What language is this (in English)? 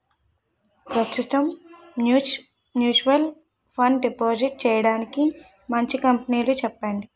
Telugu